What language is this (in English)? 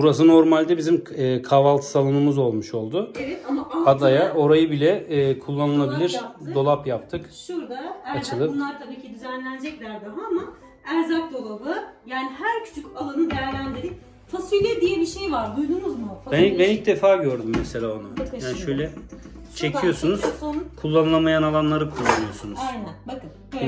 Turkish